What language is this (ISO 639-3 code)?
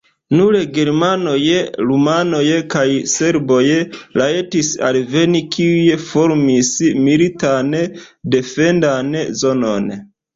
epo